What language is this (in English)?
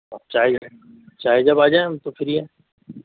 Urdu